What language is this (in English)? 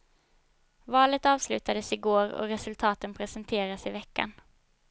Swedish